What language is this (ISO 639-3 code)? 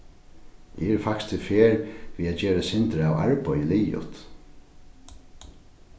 fao